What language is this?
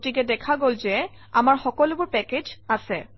Assamese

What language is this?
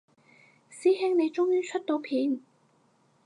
Cantonese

